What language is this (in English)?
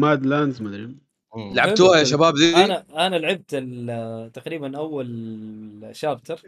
Arabic